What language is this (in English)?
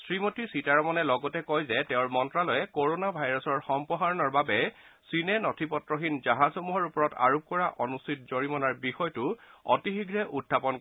Assamese